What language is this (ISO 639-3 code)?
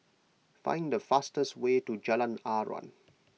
eng